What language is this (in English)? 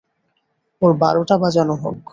Bangla